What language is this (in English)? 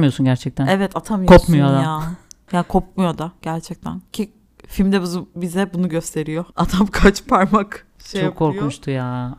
Turkish